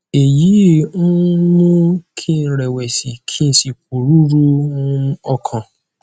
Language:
Yoruba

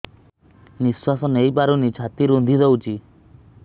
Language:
Odia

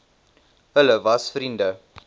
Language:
Afrikaans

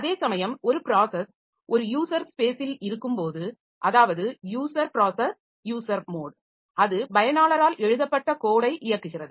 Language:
Tamil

